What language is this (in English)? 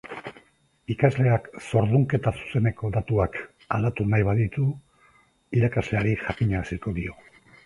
Basque